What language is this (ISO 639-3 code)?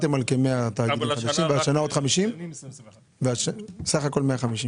heb